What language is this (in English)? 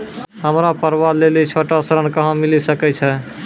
Maithili